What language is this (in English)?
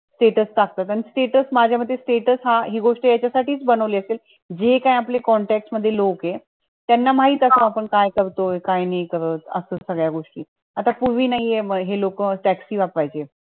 Marathi